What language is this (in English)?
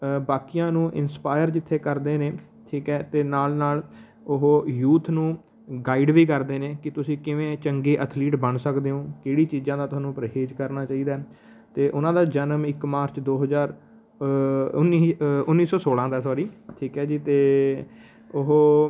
Punjabi